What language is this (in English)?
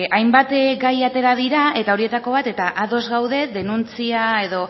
Basque